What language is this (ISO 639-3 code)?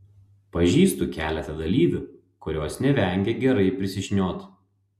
lit